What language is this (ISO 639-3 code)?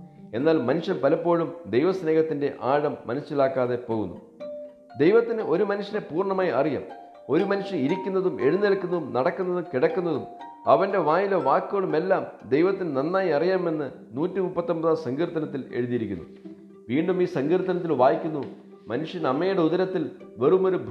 mal